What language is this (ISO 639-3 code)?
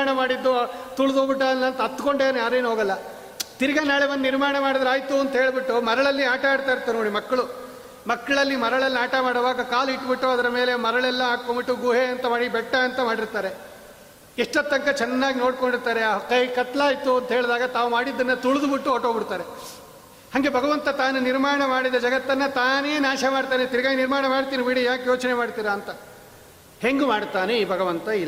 kan